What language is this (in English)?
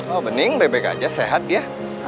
Indonesian